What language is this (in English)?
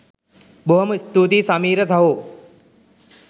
Sinhala